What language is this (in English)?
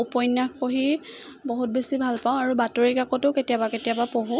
Assamese